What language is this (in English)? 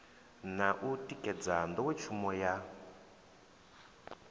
Venda